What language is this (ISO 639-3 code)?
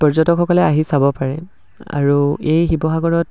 asm